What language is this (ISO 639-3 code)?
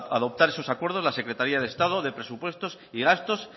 spa